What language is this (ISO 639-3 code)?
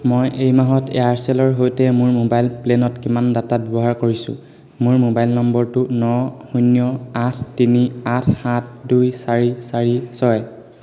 asm